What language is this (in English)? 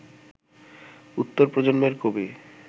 Bangla